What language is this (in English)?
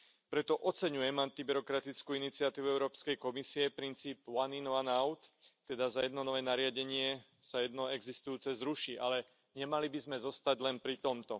Slovak